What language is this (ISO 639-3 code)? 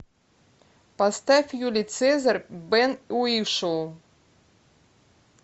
rus